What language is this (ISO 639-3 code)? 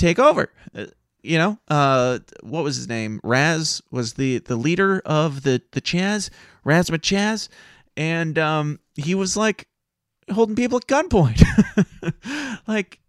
eng